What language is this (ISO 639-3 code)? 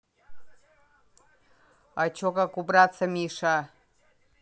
rus